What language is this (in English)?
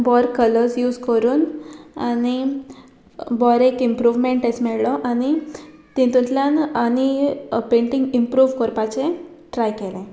Konkani